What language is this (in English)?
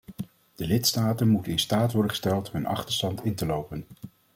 Dutch